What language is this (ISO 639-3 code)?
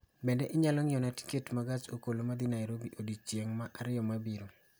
luo